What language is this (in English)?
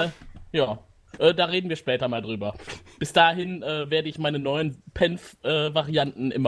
German